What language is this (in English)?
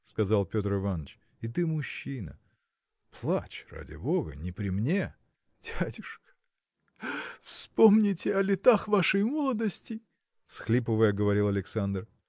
Russian